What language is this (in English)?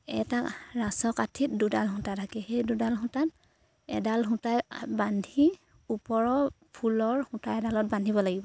Assamese